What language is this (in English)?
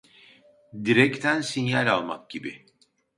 Turkish